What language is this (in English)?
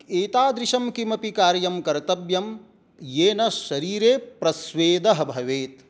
Sanskrit